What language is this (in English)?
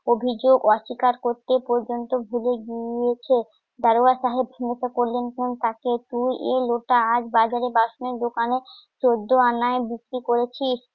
Bangla